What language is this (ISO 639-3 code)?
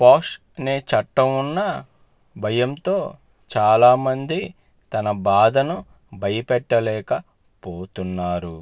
tel